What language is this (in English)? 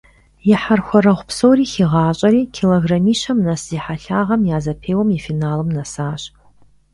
Kabardian